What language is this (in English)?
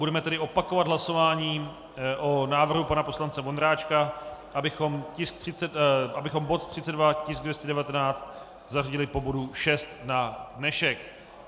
Czech